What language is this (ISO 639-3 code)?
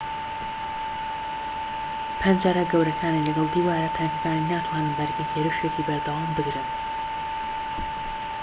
ckb